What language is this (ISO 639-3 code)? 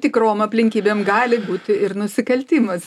lit